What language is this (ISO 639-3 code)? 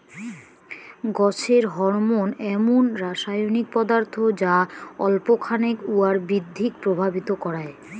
ben